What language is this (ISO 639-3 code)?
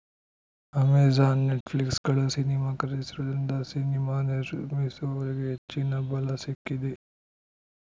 kan